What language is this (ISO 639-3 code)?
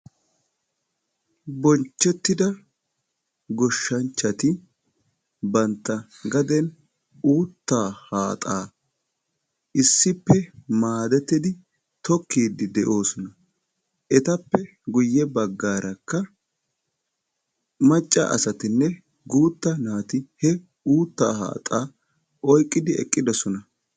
wal